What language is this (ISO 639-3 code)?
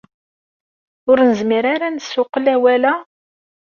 kab